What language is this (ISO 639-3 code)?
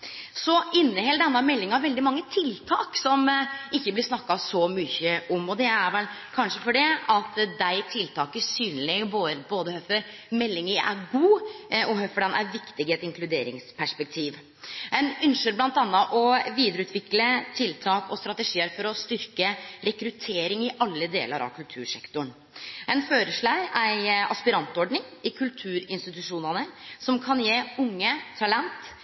nno